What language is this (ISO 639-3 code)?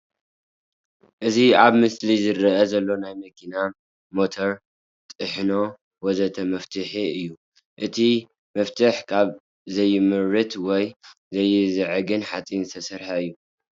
tir